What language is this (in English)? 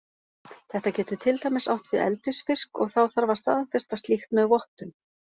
Icelandic